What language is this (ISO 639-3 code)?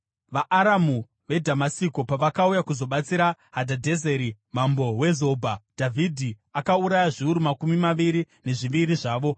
sna